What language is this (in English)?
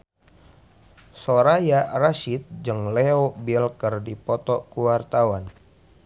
Sundanese